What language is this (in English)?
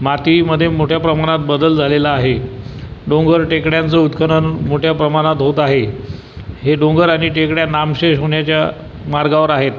Marathi